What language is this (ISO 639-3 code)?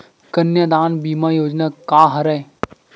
hne